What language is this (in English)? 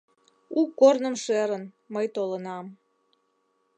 Mari